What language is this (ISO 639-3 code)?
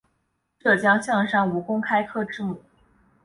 zho